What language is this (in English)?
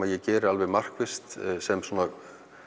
Icelandic